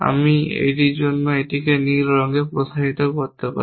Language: Bangla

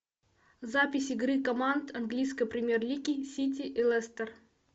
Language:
Russian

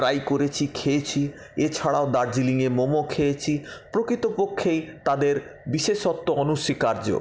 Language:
Bangla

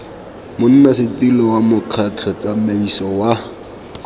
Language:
Tswana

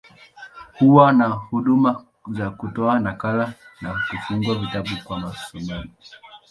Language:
Swahili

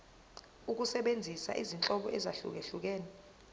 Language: Zulu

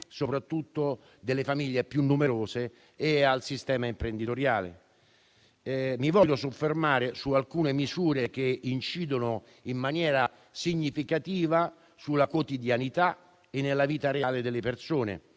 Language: Italian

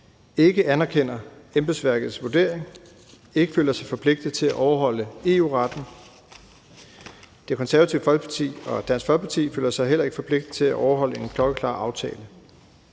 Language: Danish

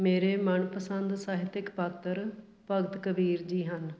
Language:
Punjabi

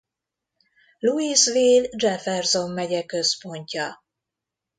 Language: Hungarian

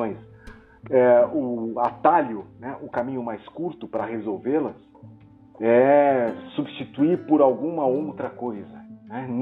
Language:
Portuguese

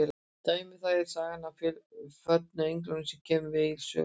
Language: Icelandic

